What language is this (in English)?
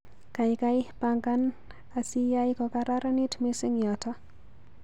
Kalenjin